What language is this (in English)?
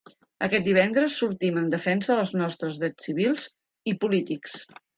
Catalan